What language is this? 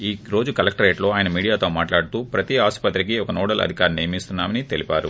Telugu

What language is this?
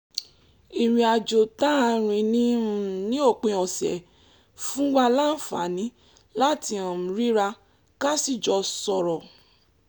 Yoruba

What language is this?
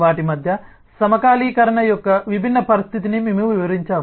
Telugu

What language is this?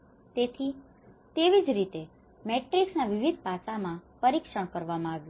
Gujarati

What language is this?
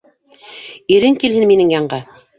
Bashkir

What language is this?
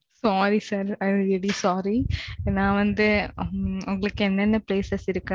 Tamil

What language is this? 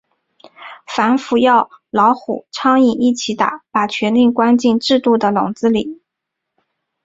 Chinese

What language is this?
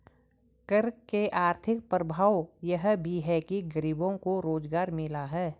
Hindi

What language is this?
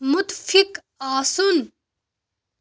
Kashmiri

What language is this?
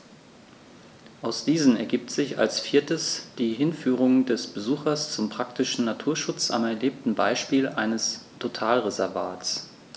German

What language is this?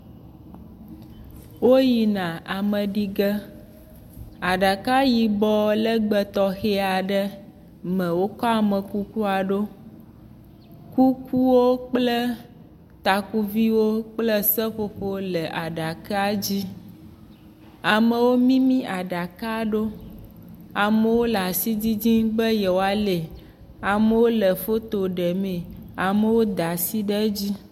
Ewe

